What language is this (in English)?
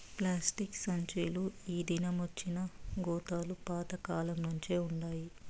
Telugu